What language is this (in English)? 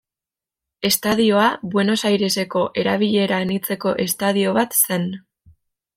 Basque